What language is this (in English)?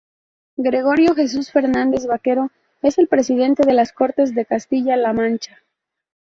Spanish